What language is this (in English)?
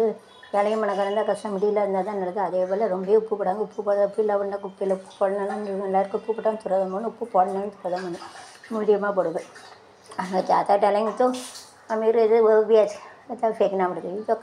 Tamil